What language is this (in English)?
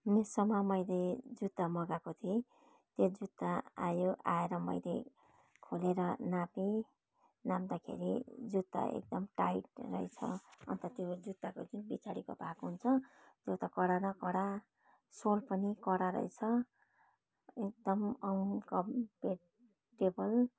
Nepali